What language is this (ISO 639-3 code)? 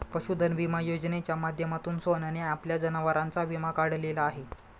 mar